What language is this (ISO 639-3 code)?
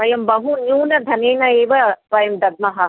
san